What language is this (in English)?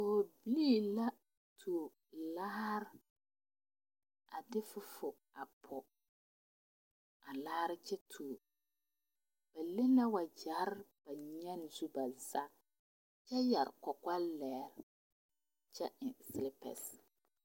Southern Dagaare